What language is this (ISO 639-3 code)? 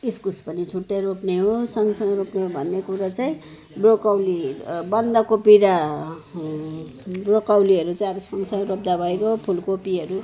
nep